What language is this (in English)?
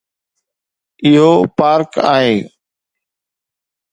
Sindhi